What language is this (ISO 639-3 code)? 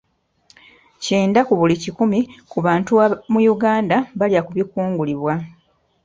lug